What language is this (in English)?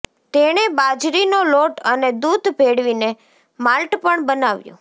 Gujarati